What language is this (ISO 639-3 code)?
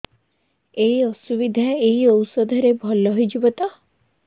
ori